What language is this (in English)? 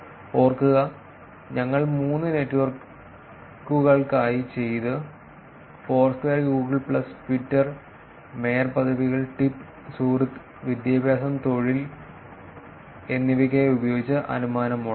Malayalam